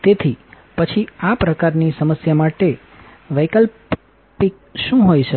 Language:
Gujarati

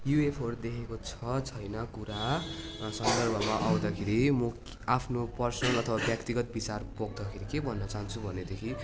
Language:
Nepali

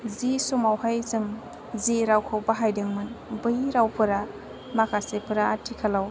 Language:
Bodo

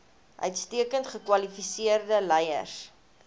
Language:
Afrikaans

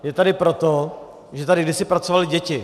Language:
Czech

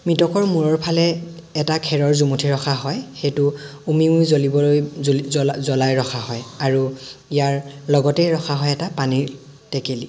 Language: Assamese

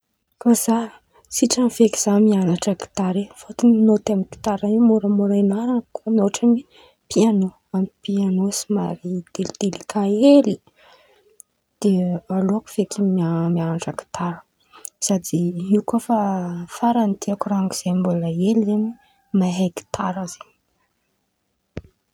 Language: Antankarana Malagasy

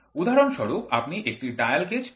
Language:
Bangla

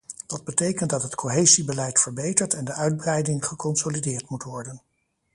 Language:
Dutch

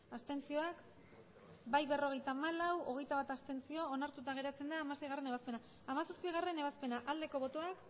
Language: Basque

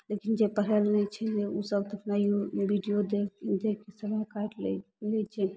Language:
Maithili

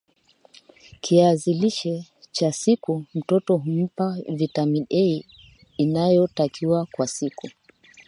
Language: Swahili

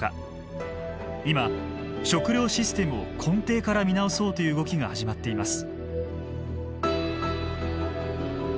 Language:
Japanese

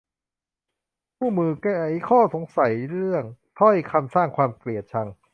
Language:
Thai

